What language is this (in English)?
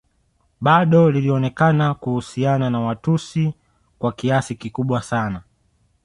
Swahili